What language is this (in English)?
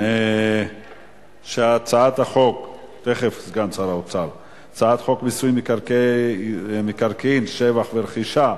Hebrew